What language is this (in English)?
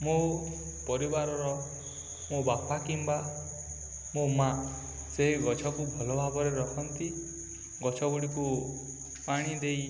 Odia